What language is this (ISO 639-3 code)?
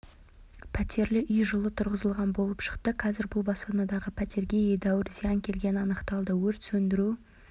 kaz